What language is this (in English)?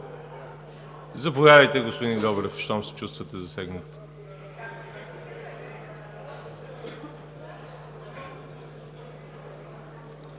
Bulgarian